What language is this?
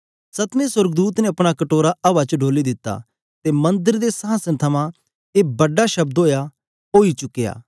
Dogri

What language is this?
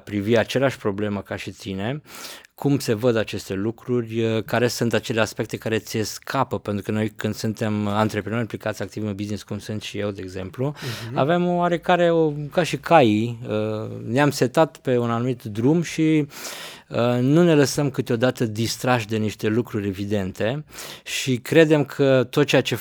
Romanian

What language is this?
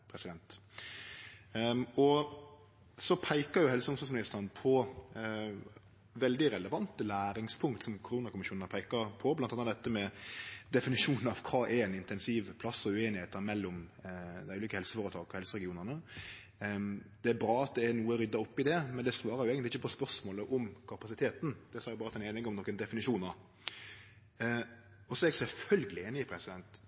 Norwegian Nynorsk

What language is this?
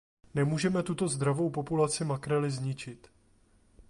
Czech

